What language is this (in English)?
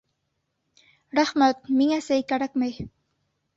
Bashkir